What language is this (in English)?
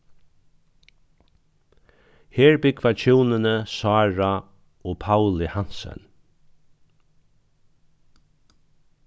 Faroese